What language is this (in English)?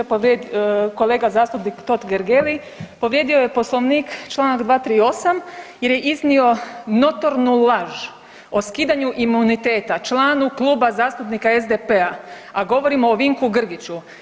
Croatian